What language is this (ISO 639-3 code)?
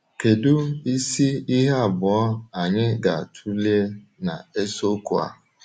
ibo